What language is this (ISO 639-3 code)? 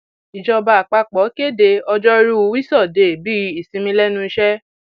yor